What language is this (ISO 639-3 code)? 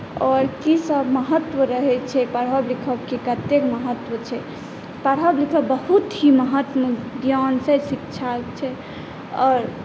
mai